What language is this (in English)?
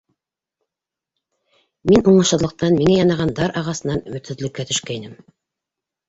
Bashkir